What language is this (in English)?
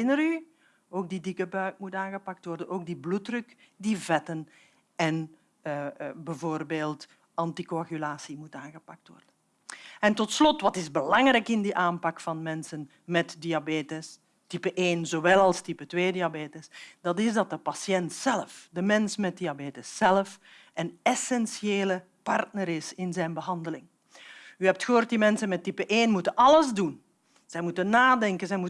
Dutch